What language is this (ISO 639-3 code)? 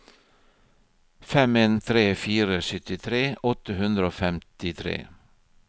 nor